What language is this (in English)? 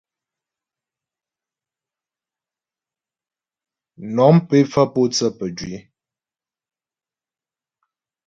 Ghomala